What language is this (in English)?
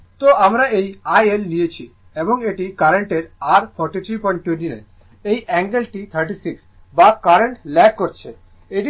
Bangla